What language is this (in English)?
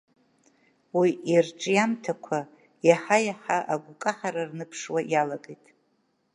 Abkhazian